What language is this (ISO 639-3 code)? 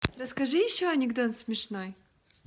rus